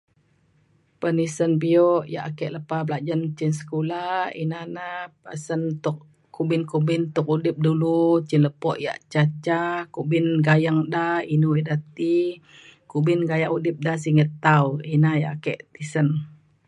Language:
Mainstream Kenyah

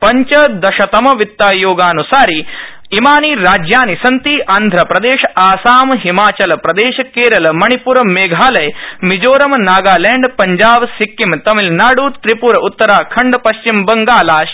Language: Sanskrit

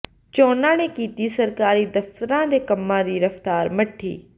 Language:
Punjabi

